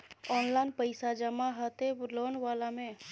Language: Maithili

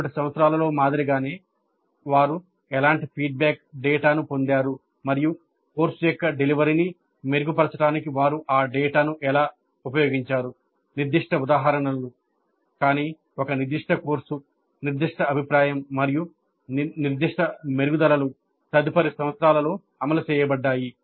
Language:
Telugu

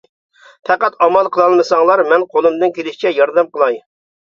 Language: Uyghur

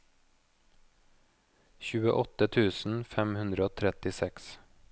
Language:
Norwegian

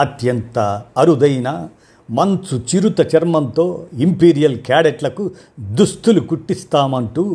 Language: Telugu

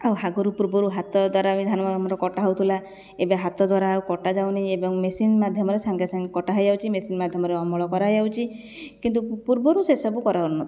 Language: Odia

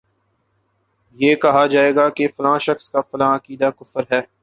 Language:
Urdu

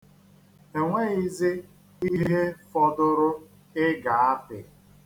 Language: Igbo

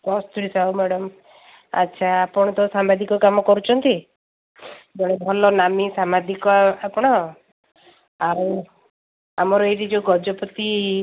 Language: Odia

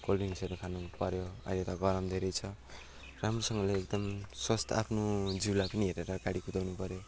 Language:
Nepali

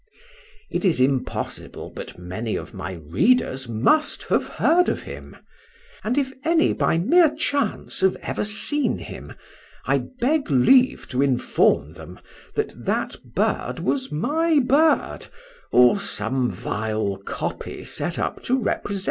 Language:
English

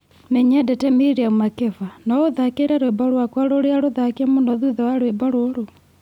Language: Kikuyu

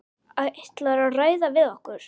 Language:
Icelandic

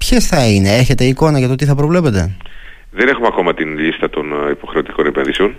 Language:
Greek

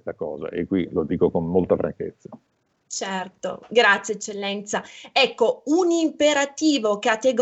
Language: Italian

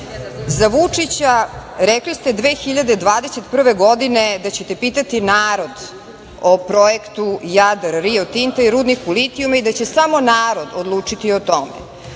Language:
Serbian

